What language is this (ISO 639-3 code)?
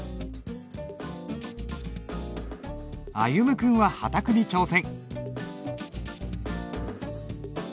jpn